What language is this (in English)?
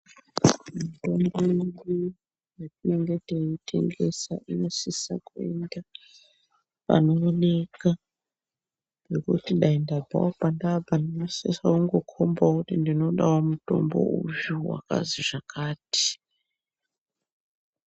Ndau